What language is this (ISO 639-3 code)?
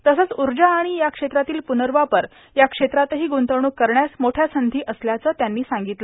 mar